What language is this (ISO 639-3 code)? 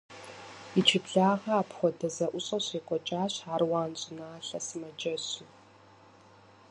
kbd